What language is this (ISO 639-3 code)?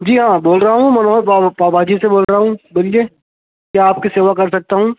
urd